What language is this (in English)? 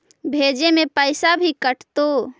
Magahi